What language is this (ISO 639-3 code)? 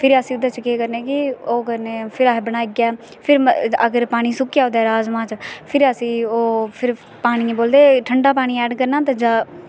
doi